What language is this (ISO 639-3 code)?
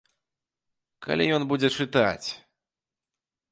bel